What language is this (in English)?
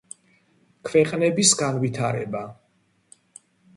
Georgian